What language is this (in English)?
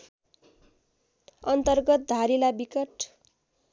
Nepali